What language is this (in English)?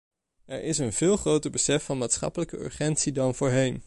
Dutch